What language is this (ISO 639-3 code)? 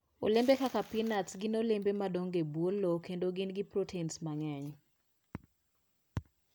luo